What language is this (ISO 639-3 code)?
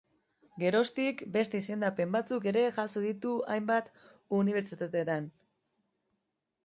eus